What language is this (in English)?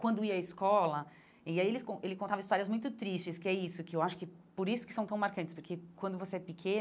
Portuguese